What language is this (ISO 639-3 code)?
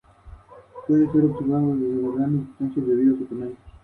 spa